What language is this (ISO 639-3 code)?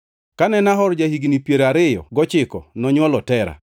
luo